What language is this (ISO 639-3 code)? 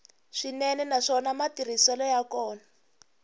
tso